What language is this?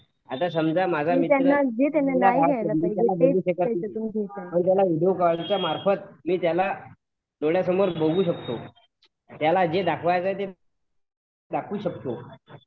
Marathi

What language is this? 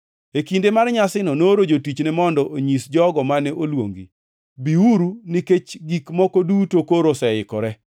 Luo (Kenya and Tanzania)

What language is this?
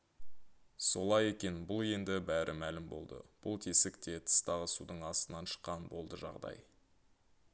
Kazakh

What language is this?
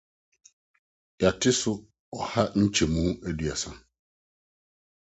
Akan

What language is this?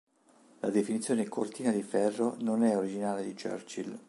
Italian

